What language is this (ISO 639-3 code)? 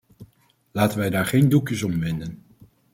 nld